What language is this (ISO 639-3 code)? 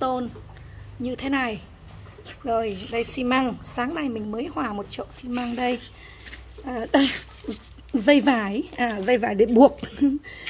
vie